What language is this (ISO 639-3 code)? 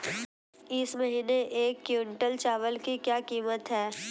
hin